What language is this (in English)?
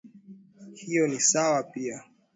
Swahili